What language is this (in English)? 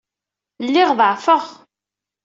Kabyle